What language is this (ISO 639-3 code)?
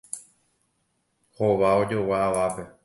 grn